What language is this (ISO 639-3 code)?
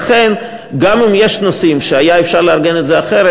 heb